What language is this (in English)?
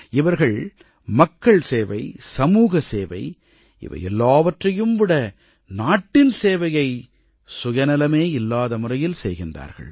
Tamil